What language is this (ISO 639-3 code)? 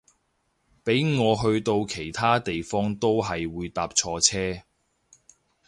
yue